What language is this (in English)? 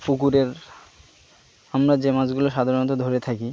Bangla